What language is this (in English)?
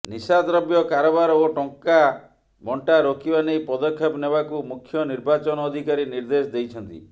Odia